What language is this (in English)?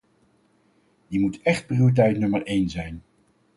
Dutch